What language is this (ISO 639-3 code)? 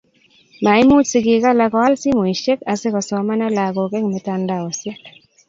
kln